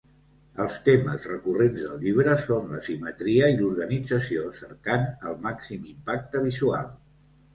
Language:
Catalan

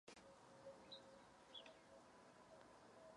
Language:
Czech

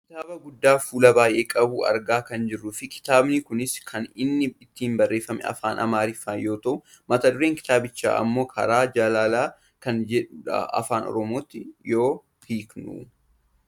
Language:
Oromo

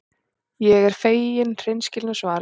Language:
Icelandic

